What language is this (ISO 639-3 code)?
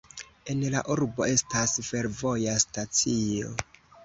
epo